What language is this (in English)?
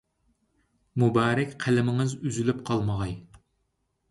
Uyghur